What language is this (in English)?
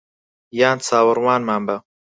Central Kurdish